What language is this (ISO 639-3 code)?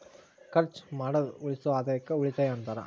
kan